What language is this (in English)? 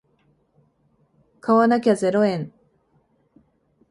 Japanese